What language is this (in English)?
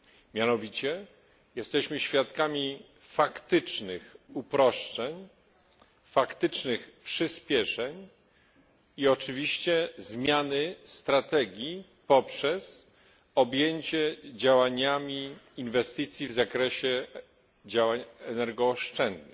Polish